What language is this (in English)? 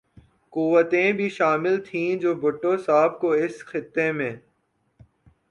Urdu